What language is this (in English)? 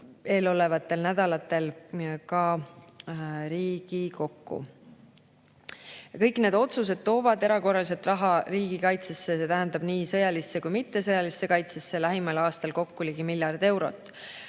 Estonian